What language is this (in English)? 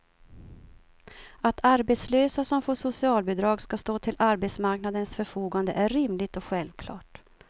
Swedish